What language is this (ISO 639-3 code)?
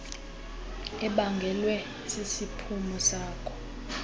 xho